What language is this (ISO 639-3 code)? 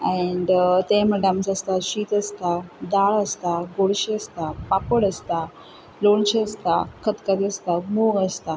kok